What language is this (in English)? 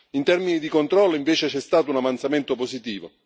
Italian